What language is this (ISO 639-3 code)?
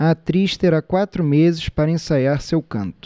por